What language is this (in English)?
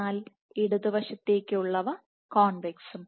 Malayalam